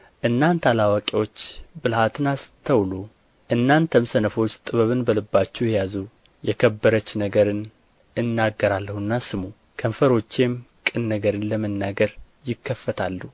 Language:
Amharic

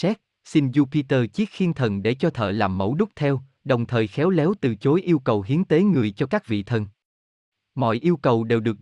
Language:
Vietnamese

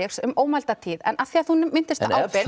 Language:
Icelandic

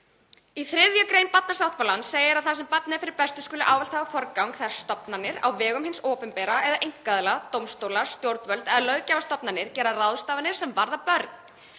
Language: Icelandic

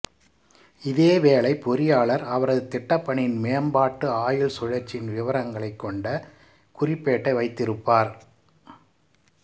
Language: Tamil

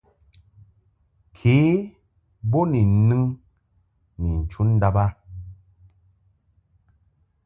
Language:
Mungaka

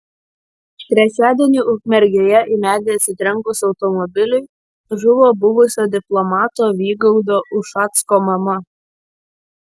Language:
Lithuanian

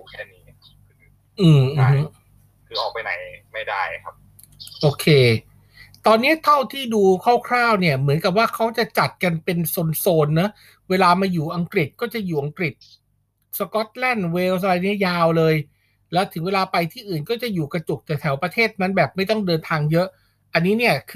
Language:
Thai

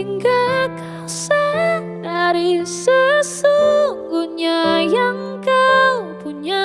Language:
Indonesian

